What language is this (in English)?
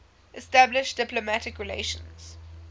English